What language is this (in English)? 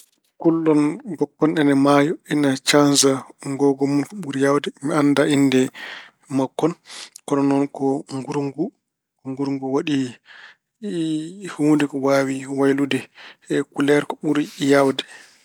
Fula